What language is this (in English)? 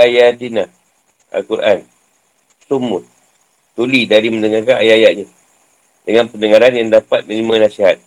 Malay